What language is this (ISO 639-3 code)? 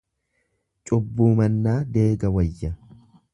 orm